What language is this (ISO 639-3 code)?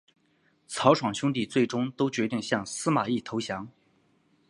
zho